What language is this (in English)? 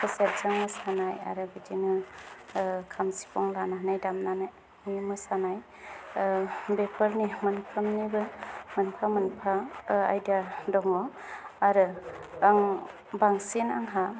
Bodo